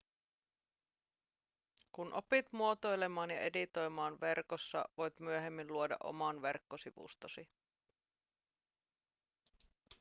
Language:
Finnish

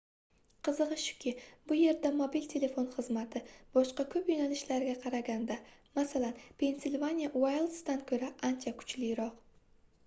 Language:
Uzbek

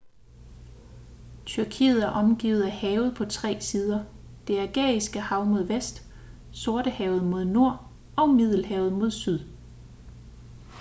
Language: Danish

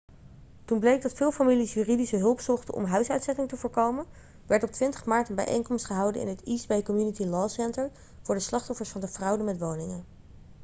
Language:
Dutch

